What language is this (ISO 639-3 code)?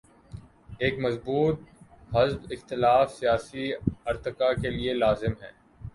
urd